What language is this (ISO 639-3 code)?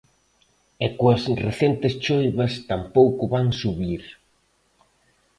glg